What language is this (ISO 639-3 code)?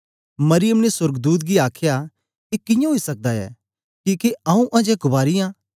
doi